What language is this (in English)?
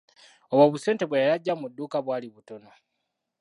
Ganda